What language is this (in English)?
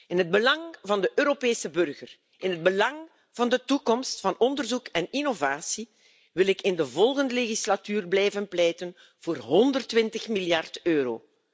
Dutch